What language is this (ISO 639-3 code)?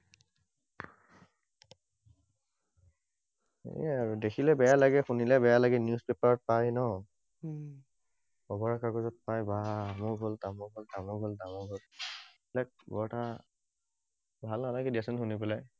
asm